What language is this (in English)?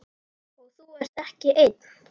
Icelandic